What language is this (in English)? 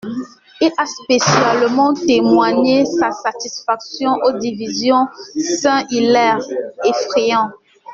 French